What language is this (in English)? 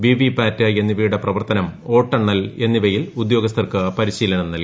Malayalam